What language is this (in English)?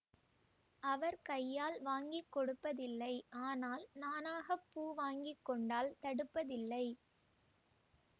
Tamil